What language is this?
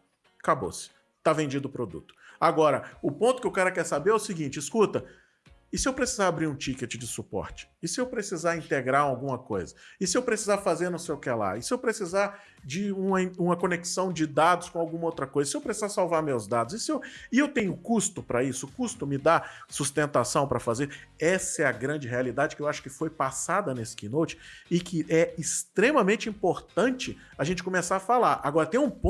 Portuguese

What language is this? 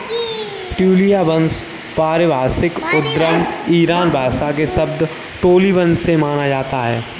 Hindi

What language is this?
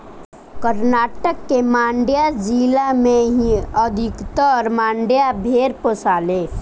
Bhojpuri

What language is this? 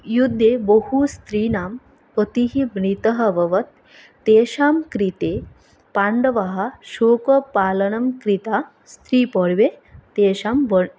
Sanskrit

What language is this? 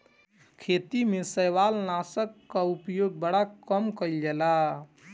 Bhojpuri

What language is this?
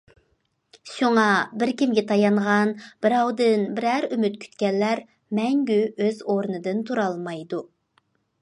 Uyghur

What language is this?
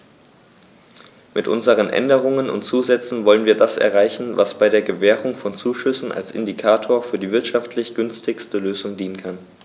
German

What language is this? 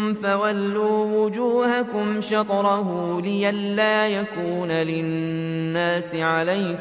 Arabic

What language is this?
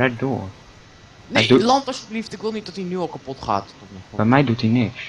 Dutch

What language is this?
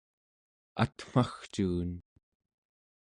Central Yupik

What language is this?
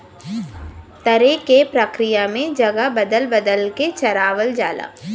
Bhojpuri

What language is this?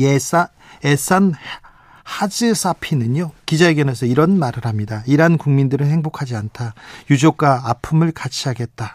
Korean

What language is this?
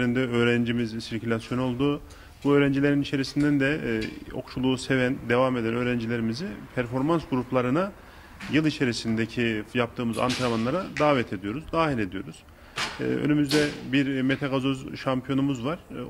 Turkish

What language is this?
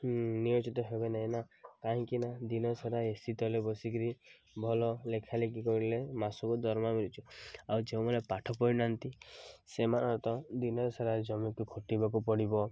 Odia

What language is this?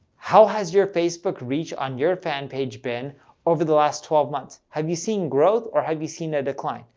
English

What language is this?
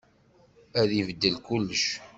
Kabyle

